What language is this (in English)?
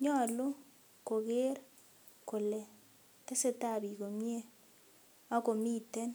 Kalenjin